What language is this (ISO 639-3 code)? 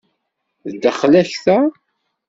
kab